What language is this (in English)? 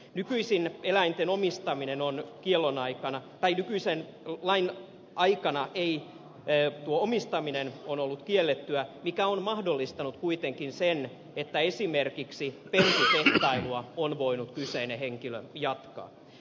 Finnish